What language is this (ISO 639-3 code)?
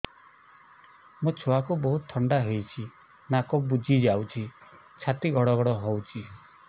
ori